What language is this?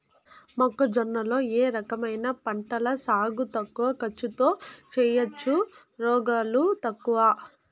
Telugu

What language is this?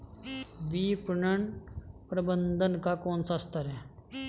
Hindi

